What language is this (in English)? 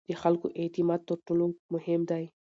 Pashto